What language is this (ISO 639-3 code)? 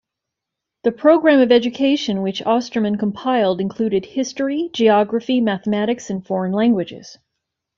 eng